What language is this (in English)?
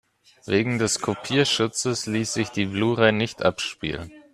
German